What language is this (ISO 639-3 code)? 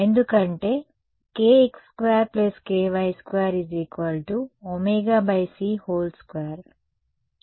tel